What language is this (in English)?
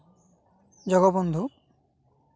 Santali